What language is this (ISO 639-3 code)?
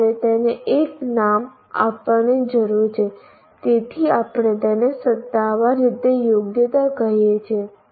guj